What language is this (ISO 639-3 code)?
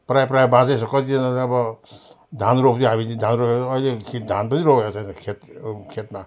nep